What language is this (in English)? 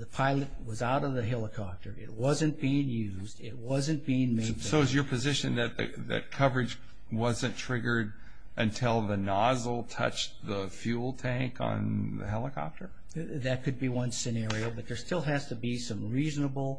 English